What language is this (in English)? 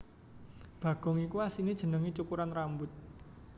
Javanese